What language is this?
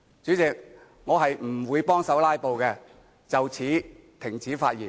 Cantonese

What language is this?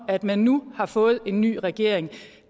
Danish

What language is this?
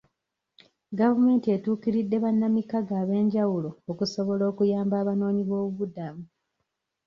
Ganda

